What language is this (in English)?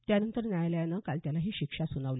Marathi